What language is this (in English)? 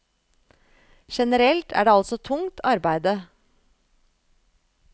Norwegian